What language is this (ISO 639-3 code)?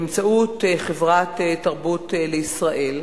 heb